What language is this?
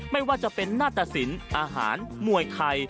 Thai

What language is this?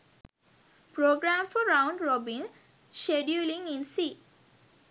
Sinhala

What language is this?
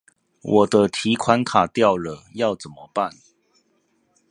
Chinese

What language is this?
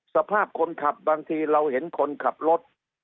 Thai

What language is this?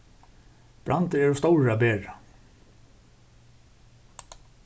Faroese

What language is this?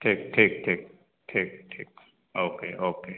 Hindi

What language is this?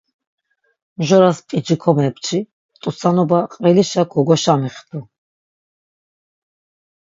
Laz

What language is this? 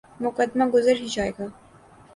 Urdu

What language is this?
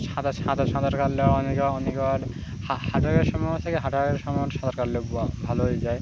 Bangla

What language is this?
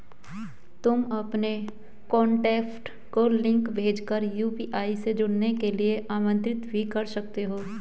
Hindi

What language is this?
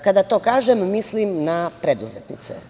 Serbian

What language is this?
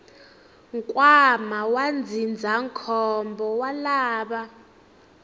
Tsonga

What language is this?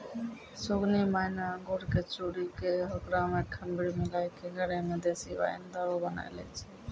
Maithili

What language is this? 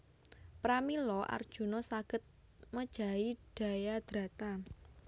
Javanese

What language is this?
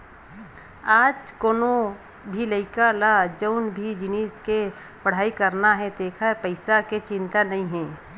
Chhattisgarhi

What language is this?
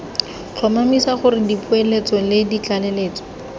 Tswana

